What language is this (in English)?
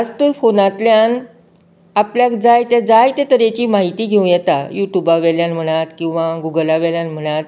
Konkani